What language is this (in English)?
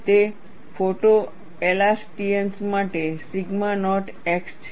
Gujarati